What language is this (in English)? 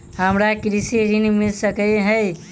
Maithili